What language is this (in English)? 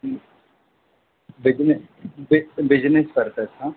Sindhi